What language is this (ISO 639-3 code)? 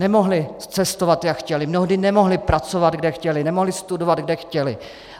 ces